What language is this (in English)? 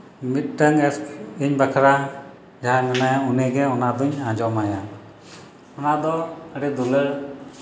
Santali